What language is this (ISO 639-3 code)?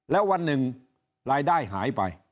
tha